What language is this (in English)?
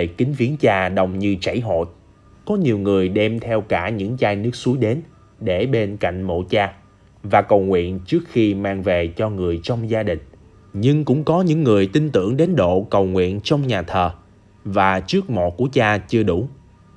Vietnamese